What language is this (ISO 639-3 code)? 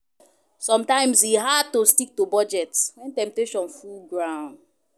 pcm